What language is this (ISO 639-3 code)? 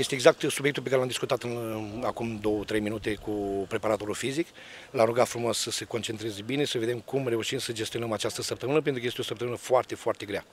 ron